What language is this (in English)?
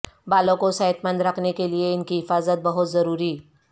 Urdu